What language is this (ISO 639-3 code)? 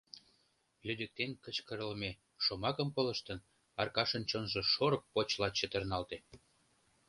chm